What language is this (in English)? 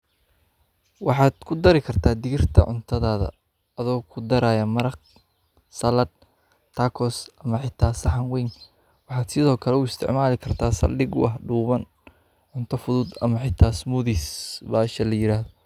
Somali